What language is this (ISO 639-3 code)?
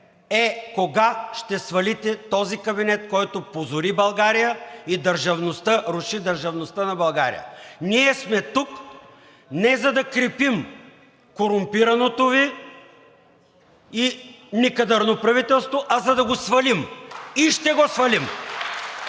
bul